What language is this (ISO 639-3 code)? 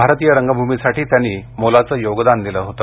mar